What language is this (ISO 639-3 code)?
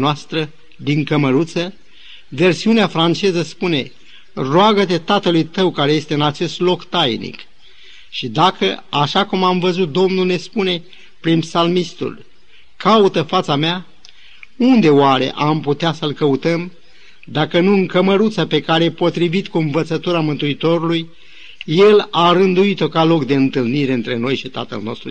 ron